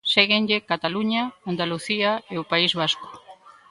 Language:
Galician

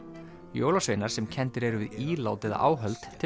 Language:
Icelandic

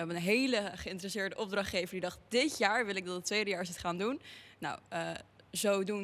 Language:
Dutch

